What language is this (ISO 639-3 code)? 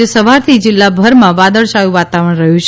guj